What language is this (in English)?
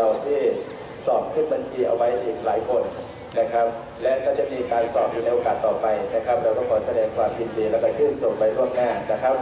Thai